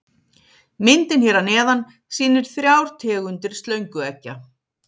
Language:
Icelandic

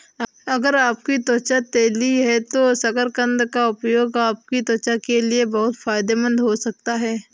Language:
Hindi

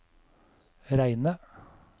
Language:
Norwegian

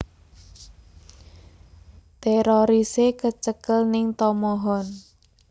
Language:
Javanese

